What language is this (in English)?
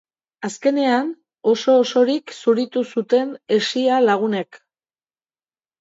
Basque